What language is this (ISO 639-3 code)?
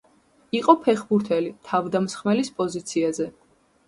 kat